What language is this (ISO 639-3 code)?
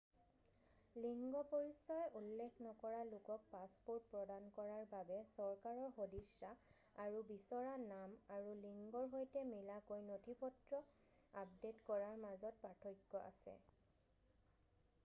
asm